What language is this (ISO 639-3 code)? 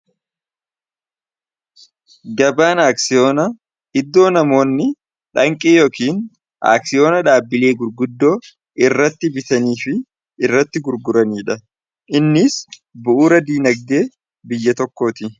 orm